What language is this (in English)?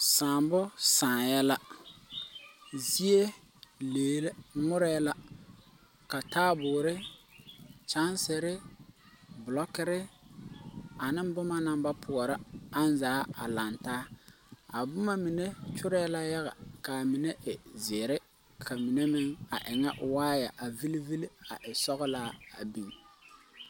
Southern Dagaare